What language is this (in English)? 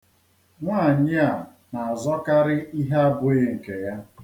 Igbo